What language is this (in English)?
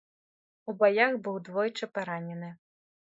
Belarusian